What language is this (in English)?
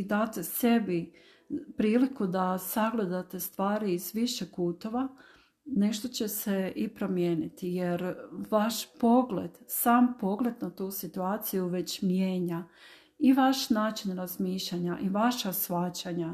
Croatian